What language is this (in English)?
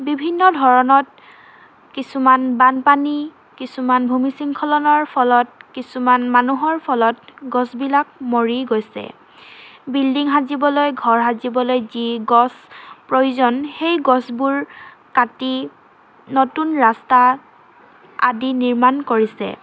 Assamese